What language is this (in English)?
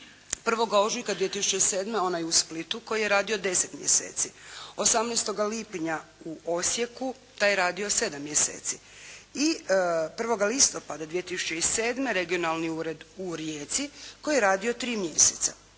Croatian